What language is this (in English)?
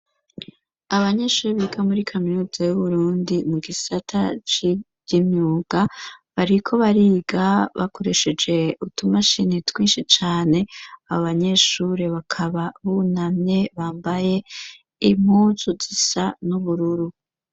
Rundi